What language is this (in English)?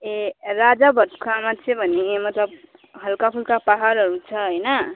Nepali